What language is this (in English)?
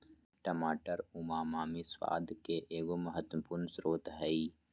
Magahi